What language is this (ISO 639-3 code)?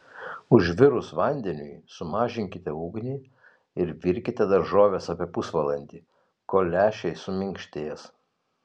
lit